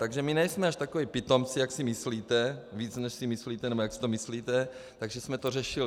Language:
Czech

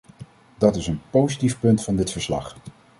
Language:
Dutch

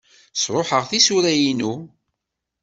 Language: Kabyle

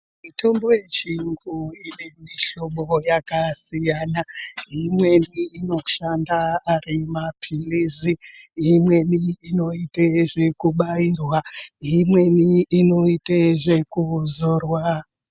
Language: Ndau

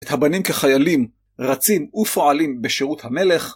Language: Hebrew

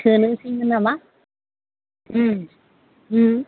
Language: Bodo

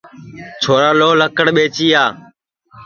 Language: Sansi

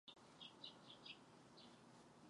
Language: Czech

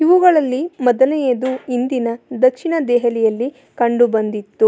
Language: Kannada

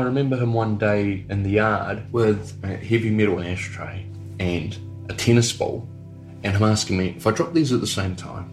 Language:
English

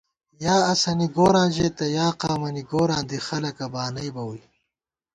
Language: Gawar-Bati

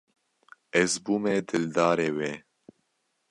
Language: Kurdish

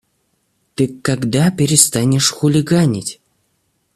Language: Russian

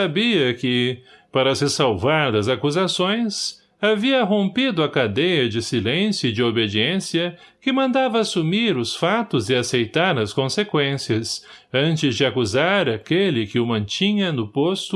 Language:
Portuguese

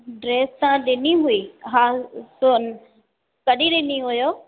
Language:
Sindhi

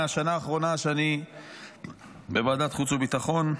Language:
Hebrew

